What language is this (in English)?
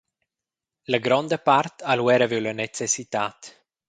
Romansh